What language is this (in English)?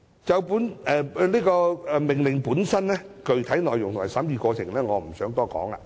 Cantonese